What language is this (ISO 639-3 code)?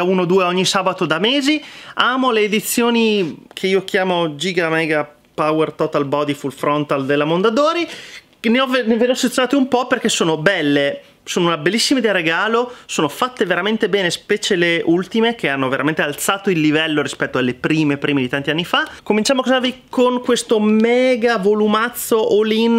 ita